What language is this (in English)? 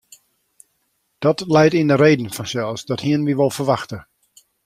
Western Frisian